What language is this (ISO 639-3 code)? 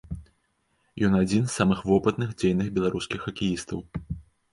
bel